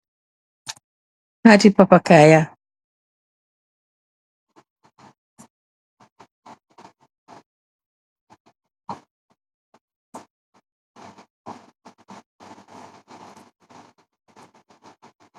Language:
Wolof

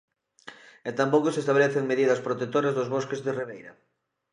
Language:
Galician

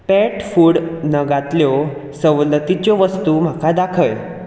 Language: Konkani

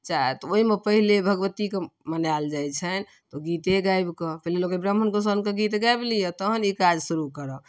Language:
Maithili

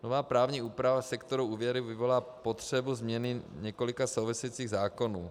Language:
Czech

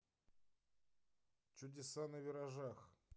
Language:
Russian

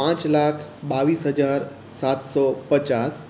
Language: Gujarati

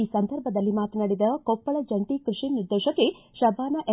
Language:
Kannada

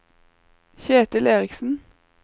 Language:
Norwegian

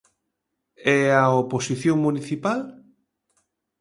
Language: Galician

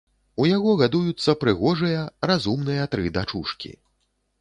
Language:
Belarusian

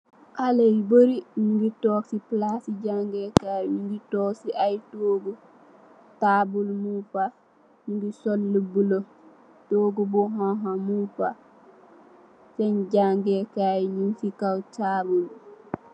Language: Wolof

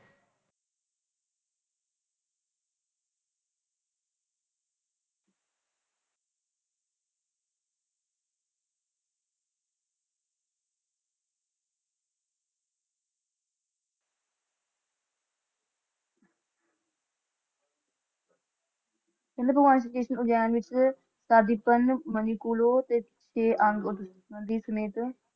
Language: Punjabi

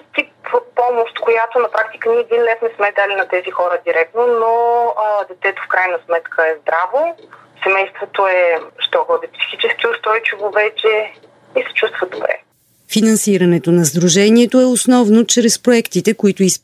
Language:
Bulgarian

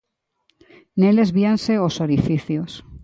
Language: Galician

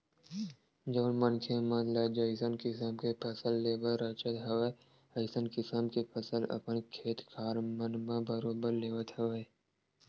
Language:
Chhattisgarhi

